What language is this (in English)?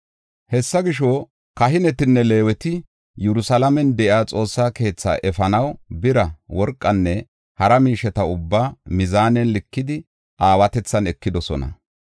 Gofa